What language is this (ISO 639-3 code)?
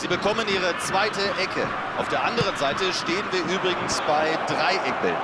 deu